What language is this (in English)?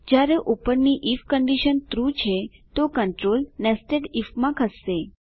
Gujarati